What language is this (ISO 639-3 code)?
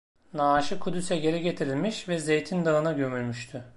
tur